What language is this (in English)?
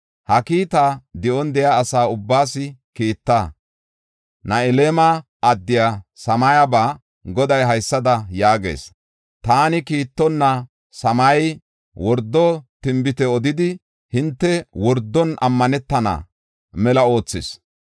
Gofa